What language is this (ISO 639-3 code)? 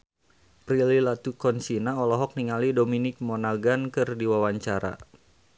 sun